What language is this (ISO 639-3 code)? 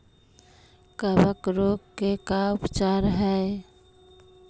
mag